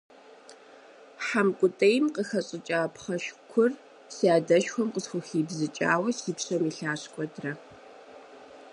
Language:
Kabardian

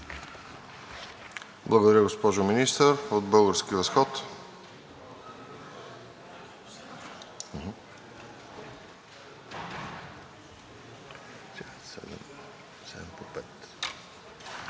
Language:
Bulgarian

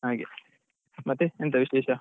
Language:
Kannada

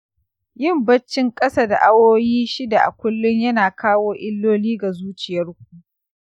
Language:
Hausa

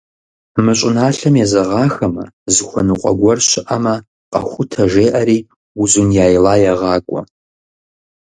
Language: Kabardian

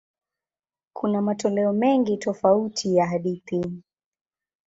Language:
Swahili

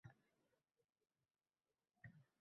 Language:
Uzbek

